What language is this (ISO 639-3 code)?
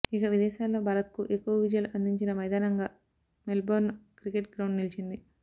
tel